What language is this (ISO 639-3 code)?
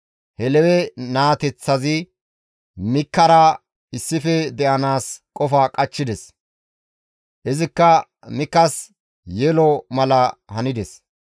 gmv